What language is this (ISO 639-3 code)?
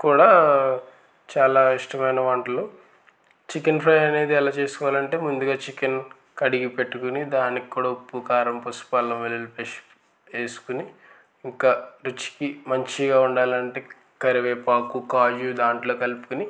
tel